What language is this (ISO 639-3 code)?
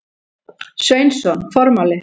isl